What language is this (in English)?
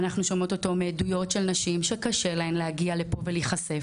Hebrew